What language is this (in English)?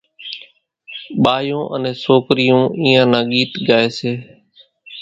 Kachi Koli